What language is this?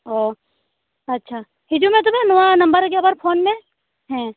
Santali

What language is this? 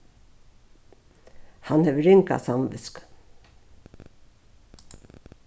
Faroese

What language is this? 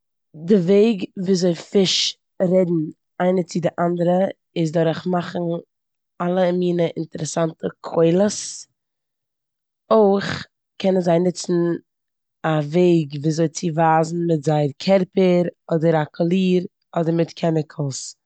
Yiddish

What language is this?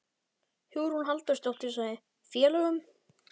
Icelandic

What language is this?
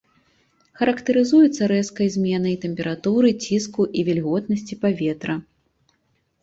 Belarusian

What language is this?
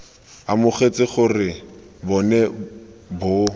Tswana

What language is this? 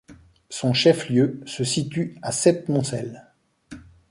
French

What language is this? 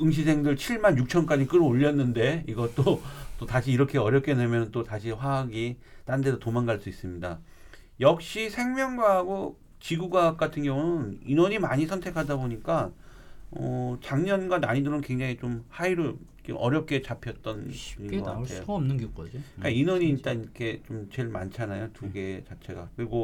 Korean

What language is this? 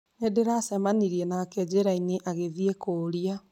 Kikuyu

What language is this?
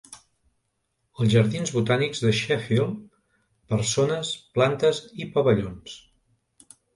Catalan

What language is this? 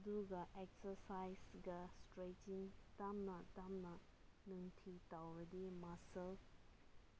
Manipuri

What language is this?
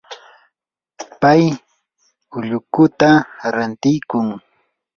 Yanahuanca Pasco Quechua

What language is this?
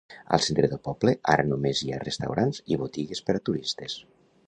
Catalan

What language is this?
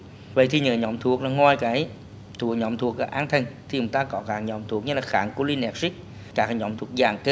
Vietnamese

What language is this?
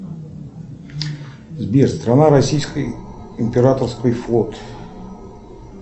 Russian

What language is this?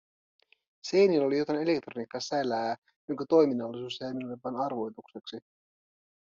Finnish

